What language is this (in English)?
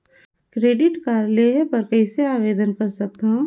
Chhattisgarhi